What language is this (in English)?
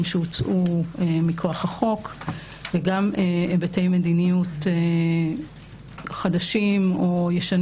Hebrew